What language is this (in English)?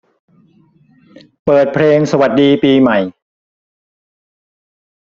Thai